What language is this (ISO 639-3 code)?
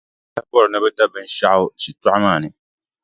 dag